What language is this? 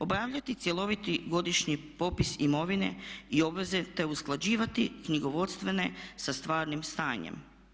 Croatian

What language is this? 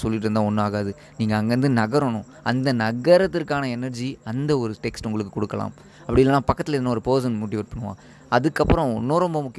Tamil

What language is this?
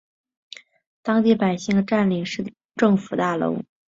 Chinese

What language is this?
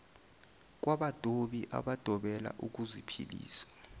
Zulu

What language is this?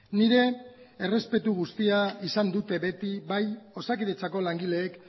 Basque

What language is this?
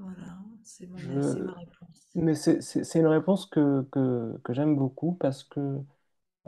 French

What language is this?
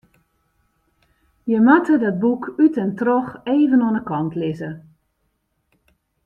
Western Frisian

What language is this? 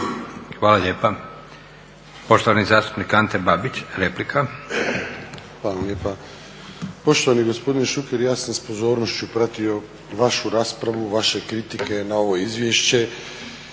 Croatian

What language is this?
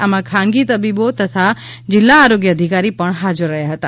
Gujarati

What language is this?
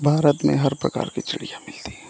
Hindi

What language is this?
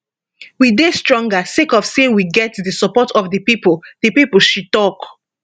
Nigerian Pidgin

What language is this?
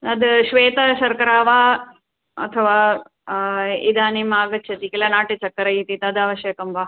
Sanskrit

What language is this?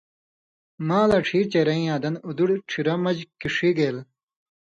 Indus Kohistani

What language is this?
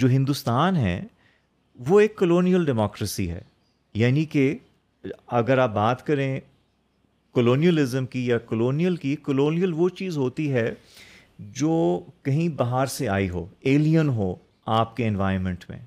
Urdu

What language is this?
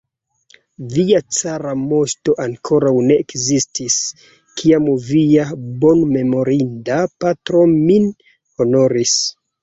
Esperanto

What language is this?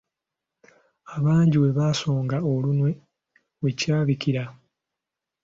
Ganda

